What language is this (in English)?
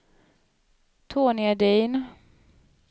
Swedish